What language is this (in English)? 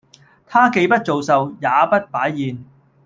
Cantonese